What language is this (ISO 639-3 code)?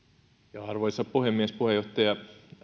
fin